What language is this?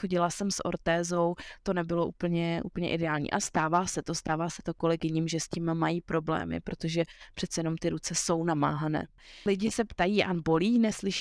Czech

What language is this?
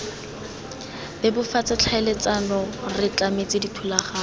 Tswana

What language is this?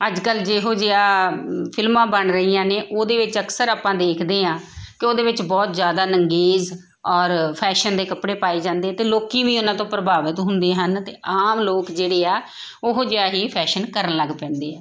Punjabi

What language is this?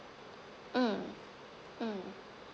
English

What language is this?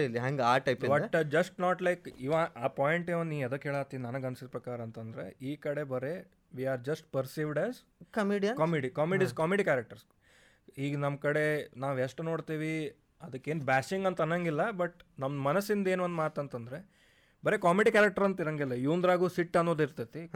Kannada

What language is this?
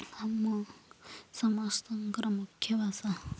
Odia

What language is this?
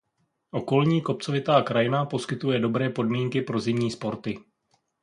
Czech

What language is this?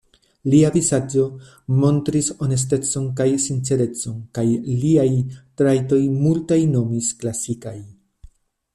Esperanto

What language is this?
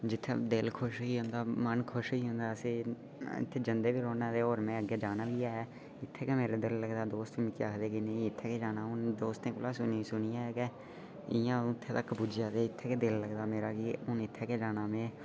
Dogri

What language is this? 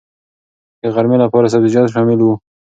Pashto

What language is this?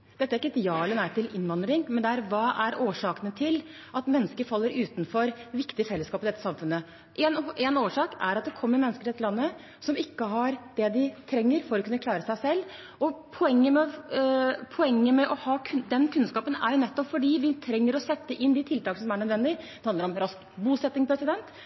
Norwegian Bokmål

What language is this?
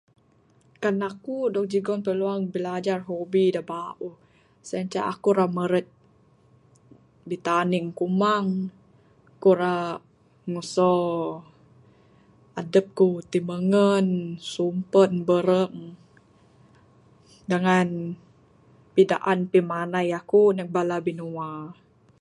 Bukar-Sadung Bidayuh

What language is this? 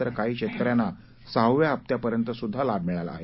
Marathi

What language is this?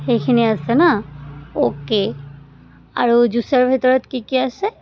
Assamese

